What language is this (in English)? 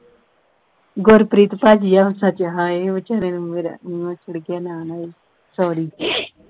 Punjabi